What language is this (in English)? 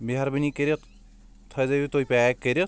Kashmiri